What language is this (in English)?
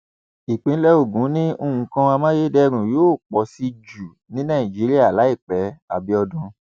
Yoruba